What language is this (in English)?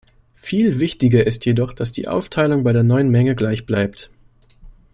German